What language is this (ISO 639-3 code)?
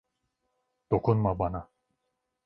tur